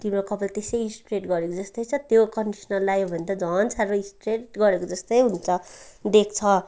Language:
Nepali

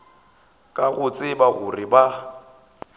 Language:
Northern Sotho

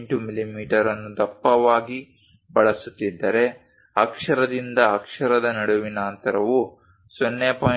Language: Kannada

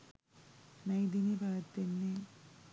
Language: Sinhala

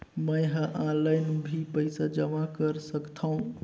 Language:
Chhattisgarhi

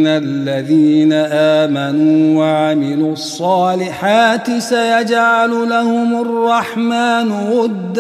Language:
Arabic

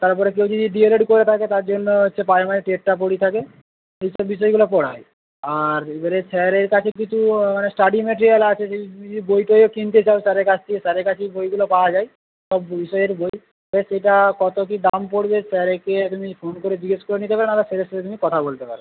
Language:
Bangla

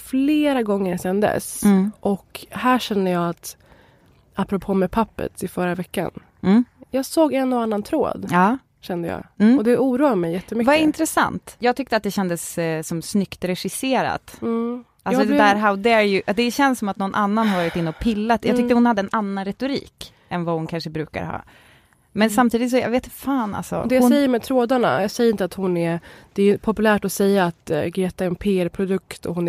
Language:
Swedish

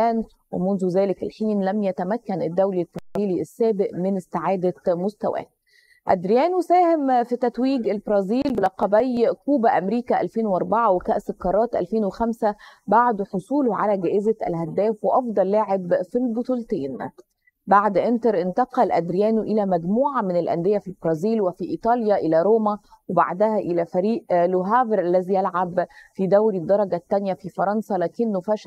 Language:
Arabic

